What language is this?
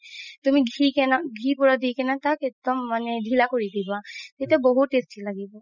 Assamese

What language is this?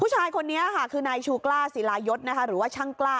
Thai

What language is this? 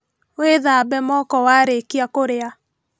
Kikuyu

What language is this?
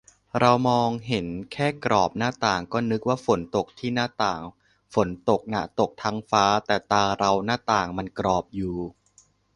Thai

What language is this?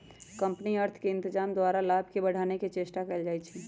Magahi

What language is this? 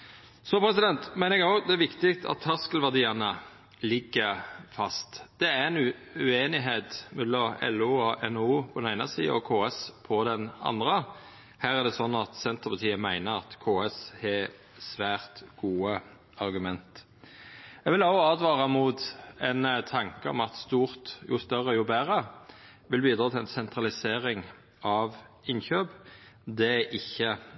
Norwegian Nynorsk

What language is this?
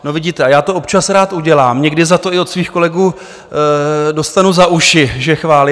Czech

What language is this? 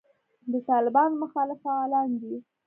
Pashto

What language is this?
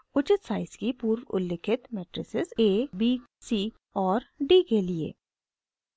Hindi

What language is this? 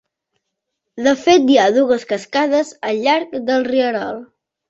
Catalan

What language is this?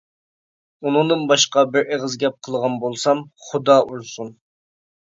Uyghur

